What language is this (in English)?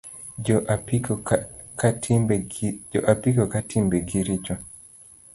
Luo (Kenya and Tanzania)